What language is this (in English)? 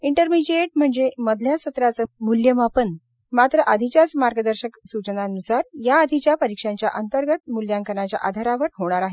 Marathi